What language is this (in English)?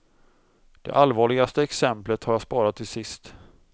Swedish